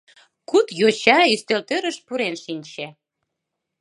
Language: Mari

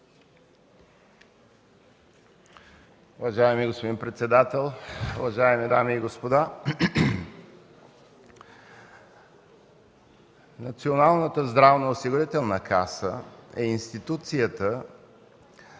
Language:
Bulgarian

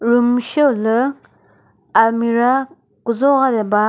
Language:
Chokri Naga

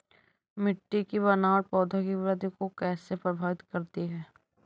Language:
Hindi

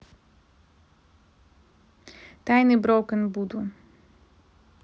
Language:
Russian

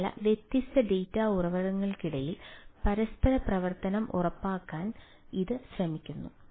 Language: Malayalam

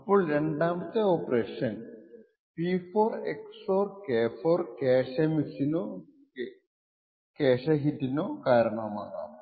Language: Malayalam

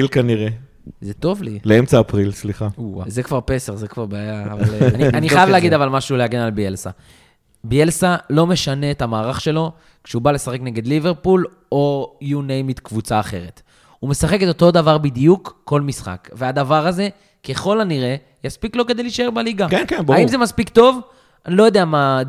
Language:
Hebrew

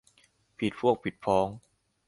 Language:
Thai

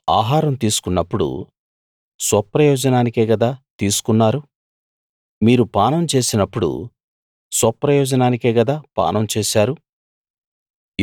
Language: Telugu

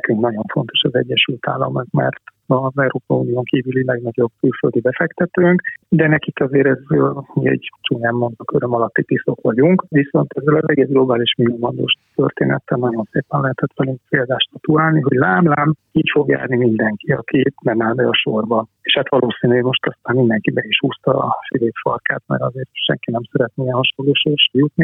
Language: Hungarian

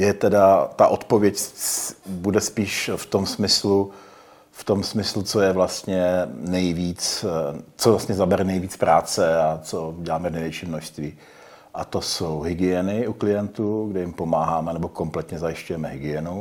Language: Czech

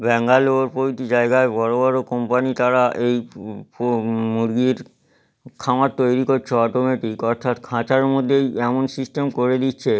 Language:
Bangla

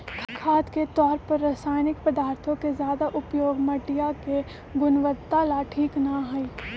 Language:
Magahi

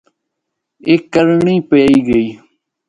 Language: Northern Hindko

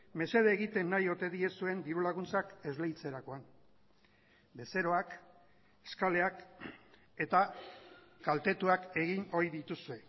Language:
Basque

